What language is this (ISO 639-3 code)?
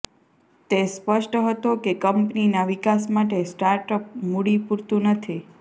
guj